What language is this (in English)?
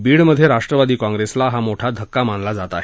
Marathi